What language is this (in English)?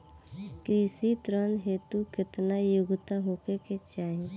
Bhojpuri